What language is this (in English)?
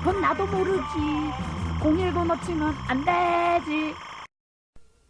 Korean